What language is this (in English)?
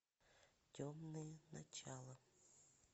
Russian